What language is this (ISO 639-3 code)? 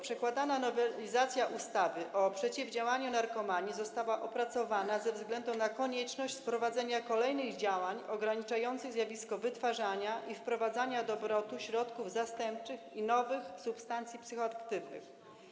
pol